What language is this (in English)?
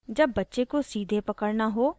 Hindi